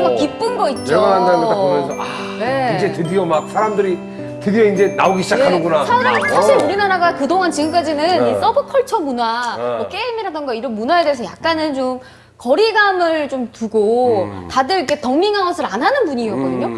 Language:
Korean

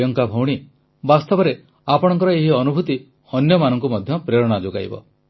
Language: Odia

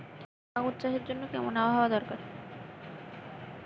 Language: Bangla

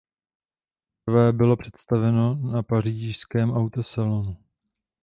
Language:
Czech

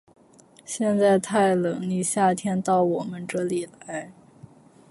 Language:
Chinese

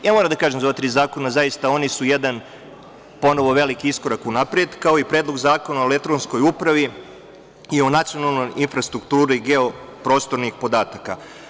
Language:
Serbian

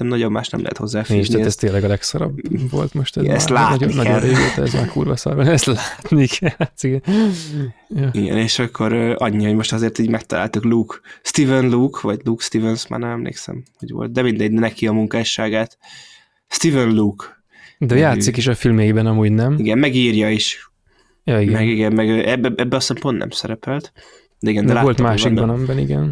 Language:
Hungarian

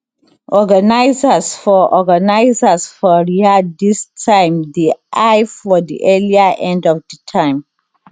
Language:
Nigerian Pidgin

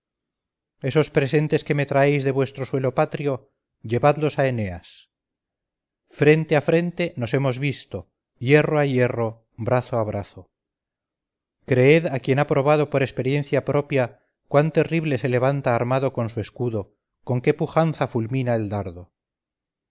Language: Spanish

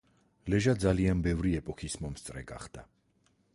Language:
Georgian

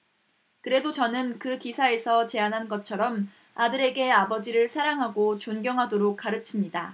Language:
Korean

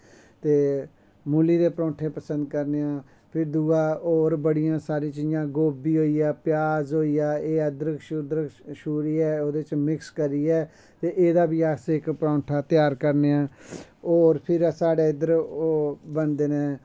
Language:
Dogri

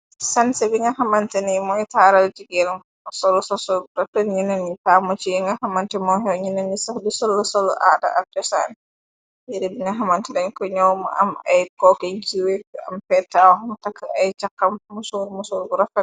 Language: Wolof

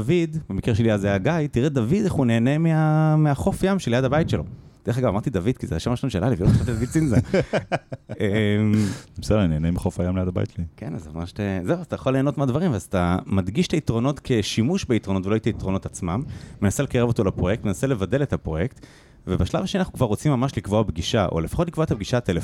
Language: Hebrew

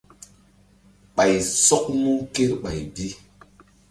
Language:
Mbum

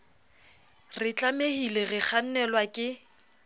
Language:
Southern Sotho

